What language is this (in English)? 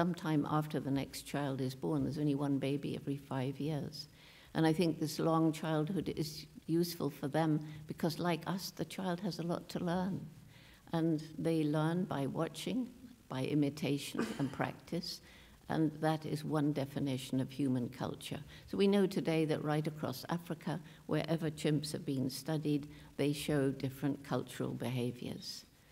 English